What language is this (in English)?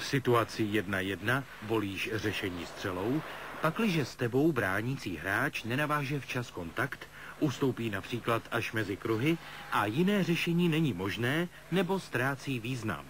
Czech